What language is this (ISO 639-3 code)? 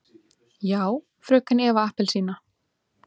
isl